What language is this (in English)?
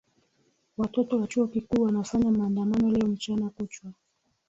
Swahili